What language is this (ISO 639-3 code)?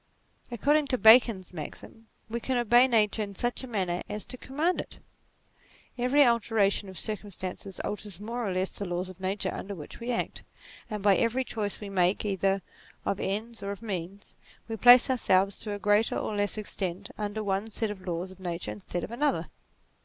eng